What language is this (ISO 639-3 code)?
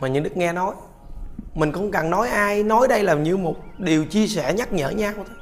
vie